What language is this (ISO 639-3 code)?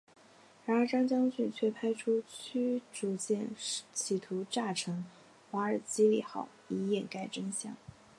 zho